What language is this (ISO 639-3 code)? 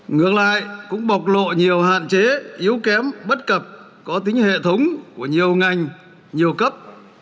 vie